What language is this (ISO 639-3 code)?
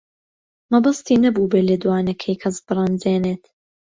ckb